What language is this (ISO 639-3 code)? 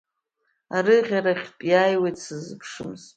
abk